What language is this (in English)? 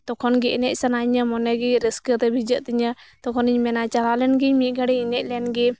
Santali